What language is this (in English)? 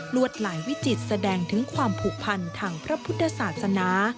Thai